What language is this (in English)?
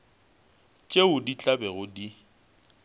Northern Sotho